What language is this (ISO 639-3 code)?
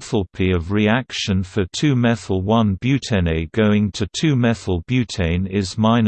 eng